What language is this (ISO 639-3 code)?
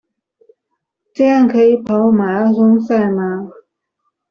zho